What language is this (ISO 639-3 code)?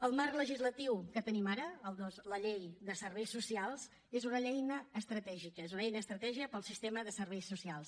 cat